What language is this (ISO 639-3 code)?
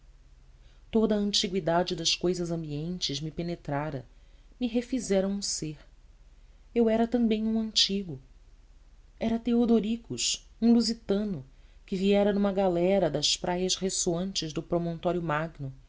por